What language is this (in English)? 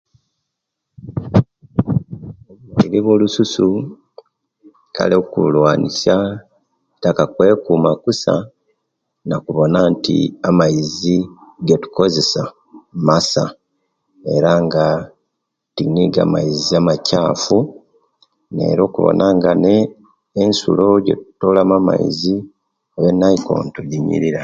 Kenyi